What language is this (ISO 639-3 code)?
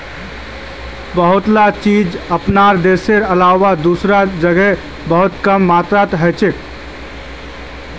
mag